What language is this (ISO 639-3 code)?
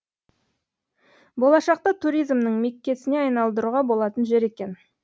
kaz